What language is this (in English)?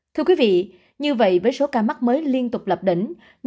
Vietnamese